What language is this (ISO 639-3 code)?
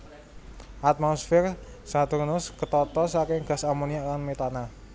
jav